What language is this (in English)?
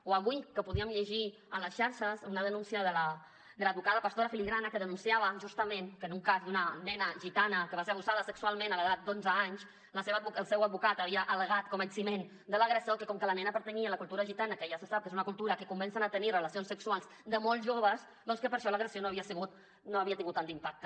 Catalan